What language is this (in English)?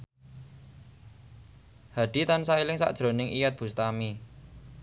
Javanese